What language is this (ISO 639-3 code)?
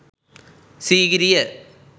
sin